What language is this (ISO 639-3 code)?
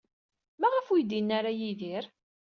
kab